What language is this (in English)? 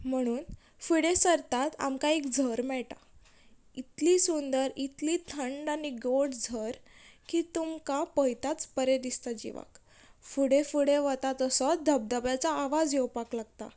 Konkani